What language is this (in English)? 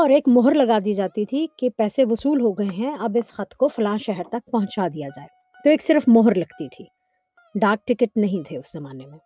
Urdu